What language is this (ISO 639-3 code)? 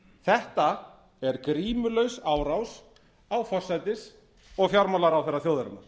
isl